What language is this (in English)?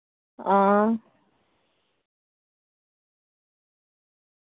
Dogri